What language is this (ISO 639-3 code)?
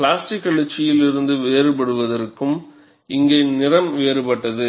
tam